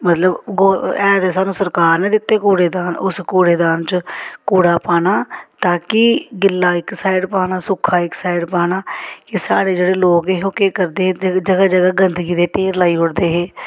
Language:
Dogri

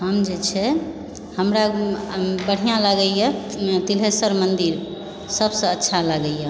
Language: Maithili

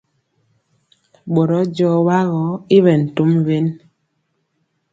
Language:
Mpiemo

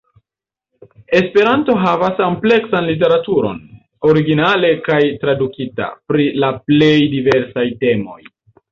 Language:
Esperanto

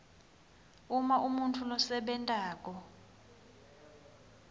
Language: Swati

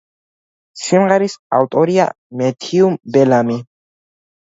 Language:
Georgian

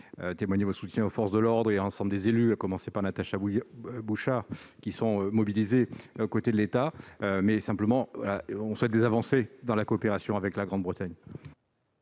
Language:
French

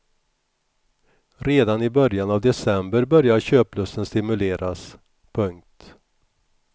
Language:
Swedish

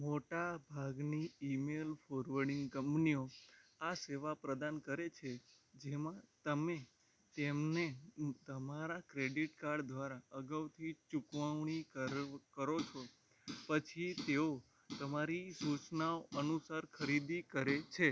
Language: Gujarati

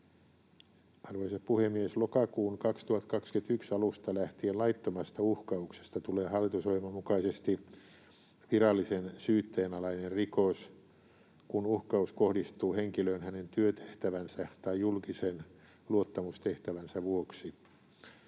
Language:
Finnish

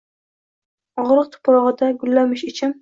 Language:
Uzbek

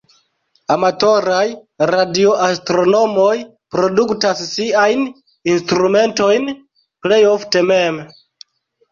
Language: Esperanto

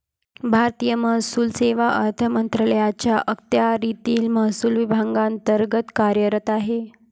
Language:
Marathi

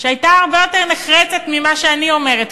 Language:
Hebrew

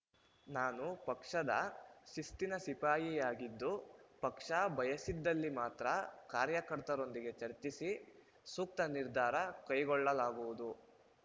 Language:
Kannada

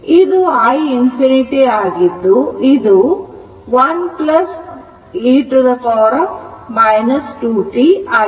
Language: Kannada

